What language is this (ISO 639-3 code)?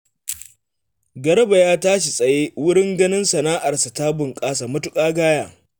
hau